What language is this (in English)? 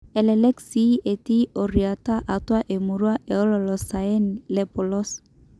Masai